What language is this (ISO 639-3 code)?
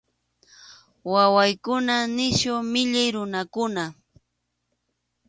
qxu